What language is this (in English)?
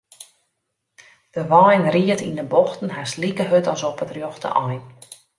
Western Frisian